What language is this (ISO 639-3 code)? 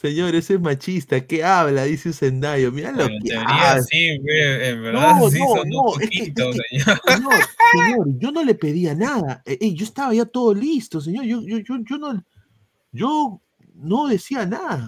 spa